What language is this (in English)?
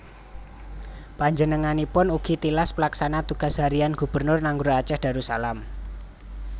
Javanese